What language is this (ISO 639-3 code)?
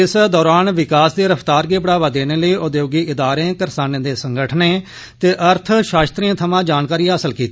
doi